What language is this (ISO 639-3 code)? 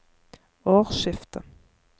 nor